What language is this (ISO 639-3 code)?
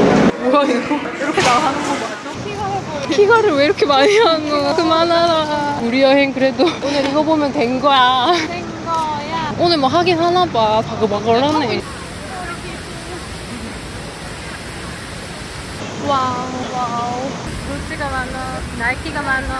kor